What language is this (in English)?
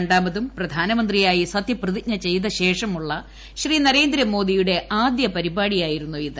Malayalam